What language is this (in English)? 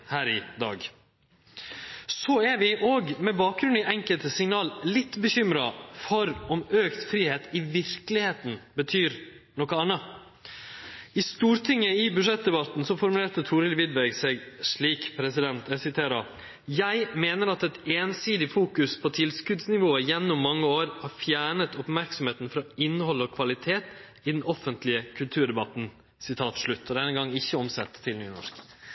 Norwegian Nynorsk